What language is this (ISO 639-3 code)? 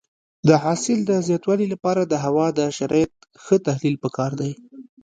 pus